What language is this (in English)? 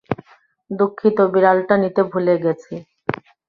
Bangla